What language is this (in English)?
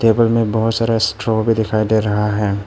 Hindi